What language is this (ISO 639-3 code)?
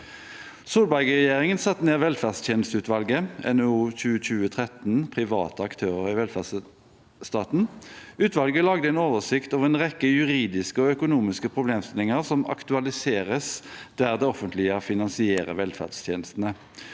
nor